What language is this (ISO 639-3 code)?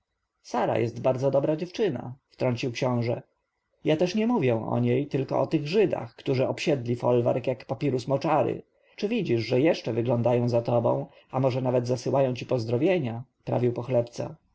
pol